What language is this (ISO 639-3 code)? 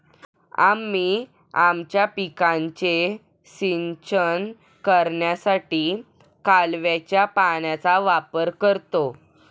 mar